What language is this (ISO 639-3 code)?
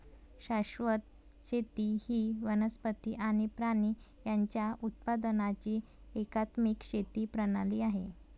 mar